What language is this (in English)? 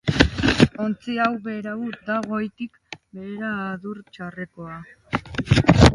Basque